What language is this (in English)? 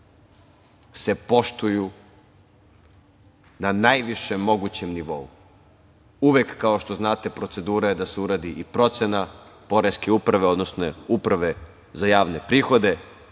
Serbian